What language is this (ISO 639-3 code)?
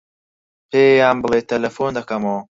ckb